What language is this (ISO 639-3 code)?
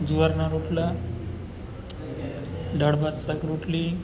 guj